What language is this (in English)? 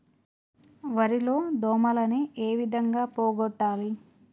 Telugu